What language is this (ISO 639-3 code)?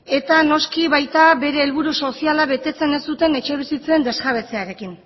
eus